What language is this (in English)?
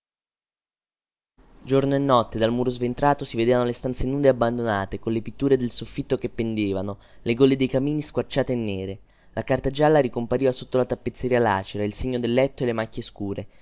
Italian